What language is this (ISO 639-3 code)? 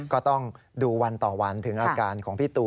tha